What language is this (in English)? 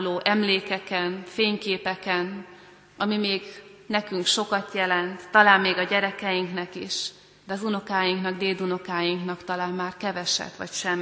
Hungarian